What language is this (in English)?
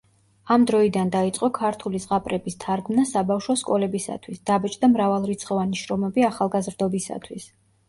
Georgian